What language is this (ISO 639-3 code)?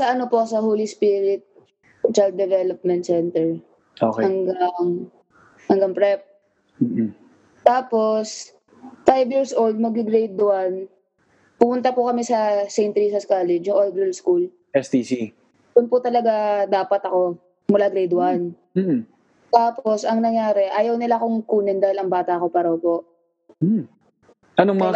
fil